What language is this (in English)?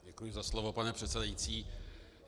Czech